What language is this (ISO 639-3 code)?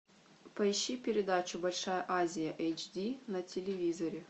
rus